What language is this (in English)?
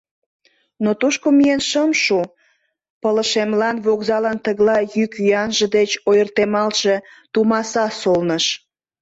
Mari